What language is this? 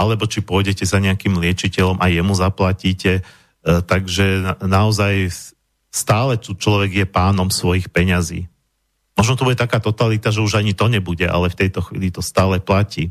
Slovak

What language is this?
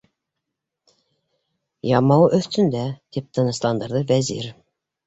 Bashkir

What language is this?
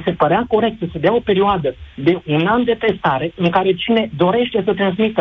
Romanian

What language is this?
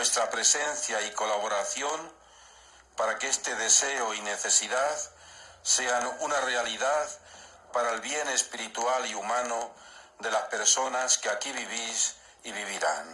Spanish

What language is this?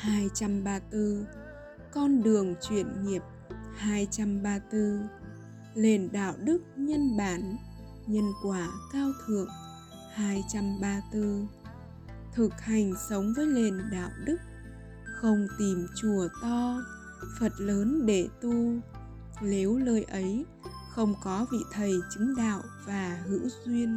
Vietnamese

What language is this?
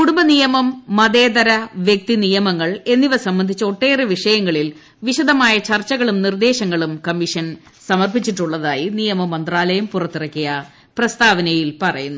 Malayalam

